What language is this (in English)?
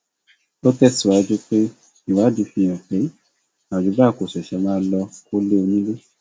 Yoruba